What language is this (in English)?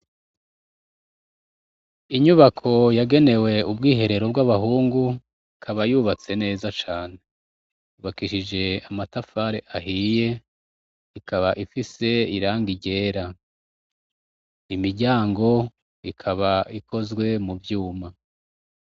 Rundi